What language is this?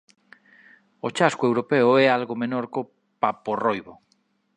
Galician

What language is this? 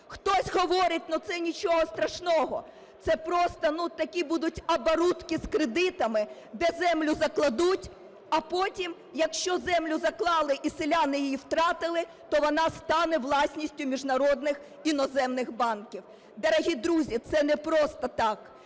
Ukrainian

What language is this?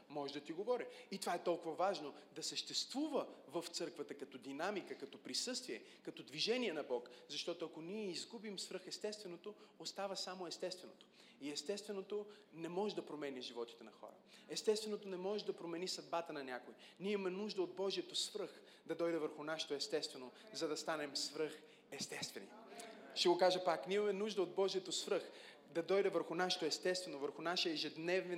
Bulgarian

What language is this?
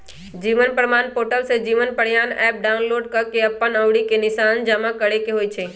Magahi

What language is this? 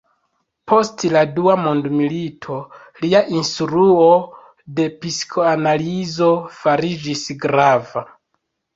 Esperanto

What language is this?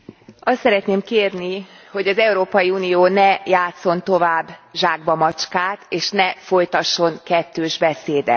Hungarian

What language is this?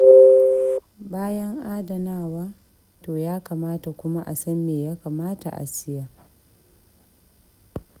Hausa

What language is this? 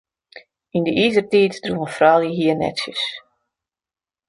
Western Frisian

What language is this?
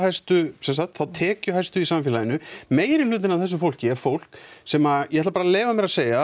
Icelandic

